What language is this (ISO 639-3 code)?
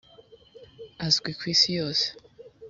kin